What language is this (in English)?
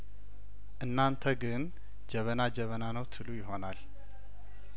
Amharic